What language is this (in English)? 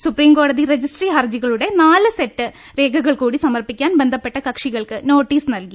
Malayalam